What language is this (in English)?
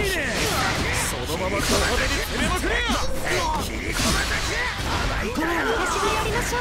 Japanese